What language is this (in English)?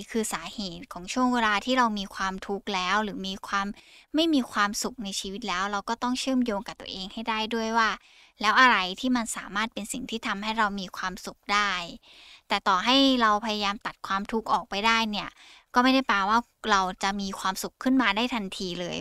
Thai